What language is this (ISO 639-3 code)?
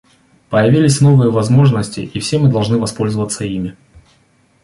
rus